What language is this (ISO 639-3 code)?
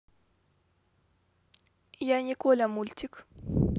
rus